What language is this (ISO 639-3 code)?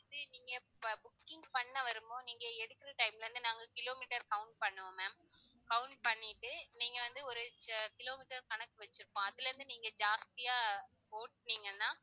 tam